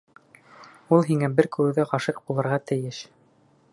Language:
Bashkir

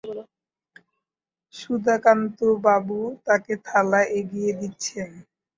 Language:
Bangla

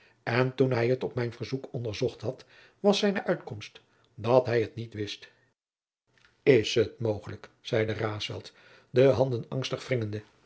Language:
Dutch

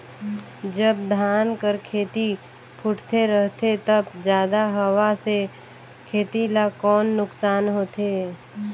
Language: Chhattisgarhi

